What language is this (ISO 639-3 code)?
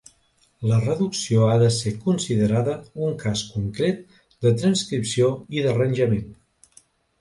cat